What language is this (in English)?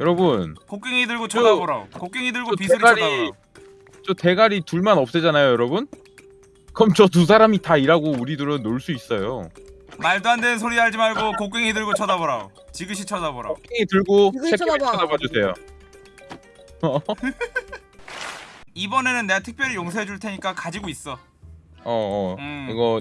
Korean